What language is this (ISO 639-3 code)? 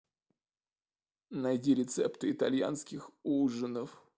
rus